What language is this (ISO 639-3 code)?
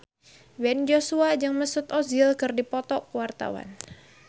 sun